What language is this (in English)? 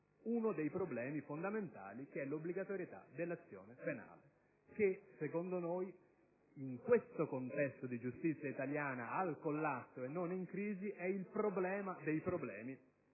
Italian